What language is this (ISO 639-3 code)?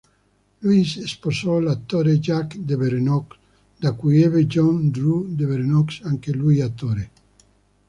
ita